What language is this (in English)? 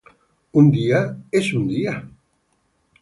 Spanish